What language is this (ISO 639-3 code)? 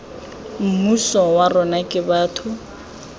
tsn